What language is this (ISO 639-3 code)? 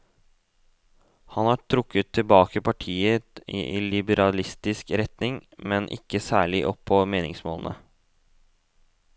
nor